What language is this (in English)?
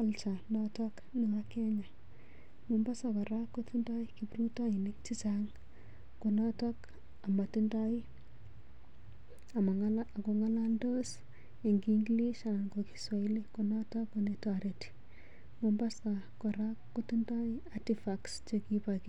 Kalenjin